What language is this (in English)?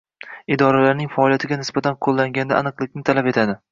Uzbek